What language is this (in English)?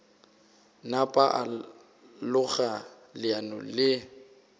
Northern Sotho